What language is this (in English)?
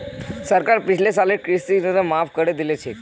Magahi